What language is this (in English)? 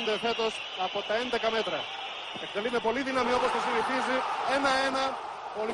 Greek